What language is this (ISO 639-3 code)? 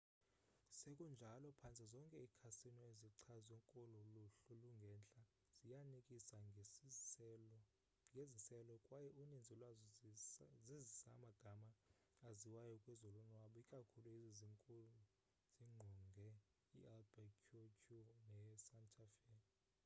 xho